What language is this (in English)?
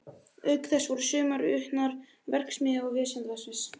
Icelandic